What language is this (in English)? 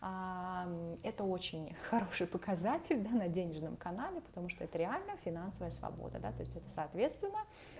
Russian